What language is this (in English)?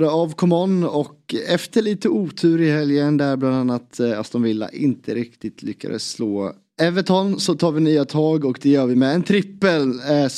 Swedish